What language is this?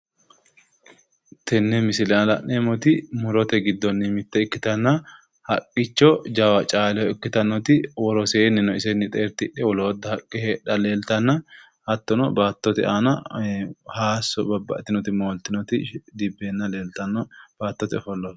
Sidamo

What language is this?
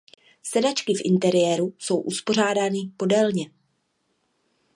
Czech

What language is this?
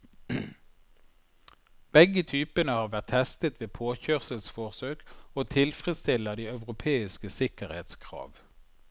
Norwegian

